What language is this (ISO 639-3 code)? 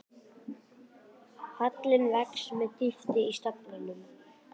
isl